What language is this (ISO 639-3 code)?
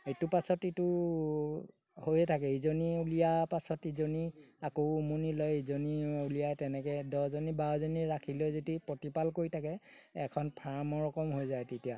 asm